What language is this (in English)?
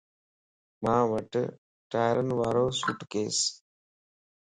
Lasi